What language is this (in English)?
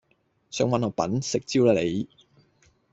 Cantonese